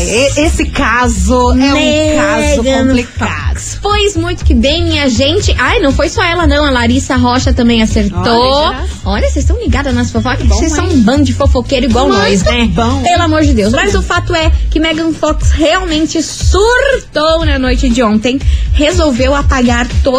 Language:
Portuguese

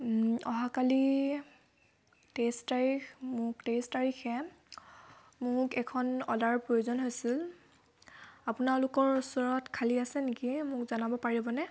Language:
Assamese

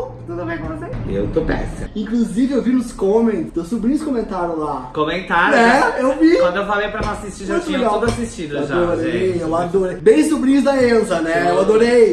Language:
Portuguese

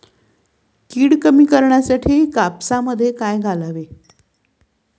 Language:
Marathi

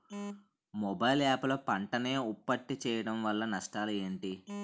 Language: Telugu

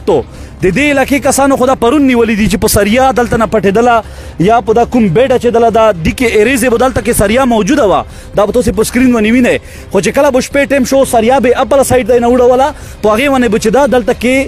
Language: Romanian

